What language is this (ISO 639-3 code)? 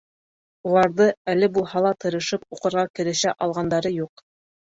bak